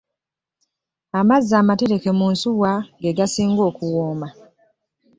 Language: Ganda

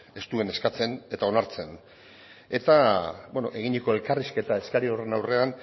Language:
Basque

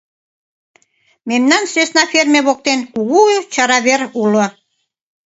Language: Mari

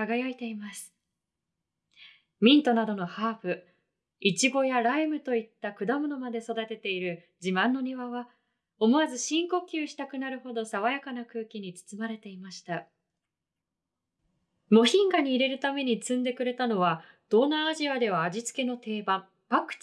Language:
Japanese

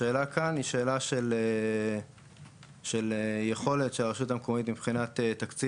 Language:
Hebrew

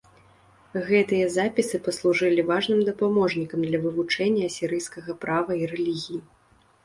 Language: Belarusian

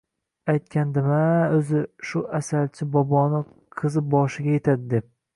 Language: Uzbek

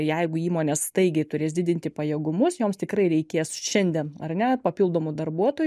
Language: Lithuanian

